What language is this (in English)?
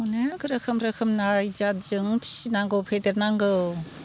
Bodo